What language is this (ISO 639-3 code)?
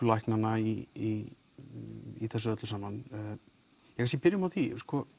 isl